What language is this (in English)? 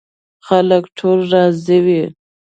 Pashto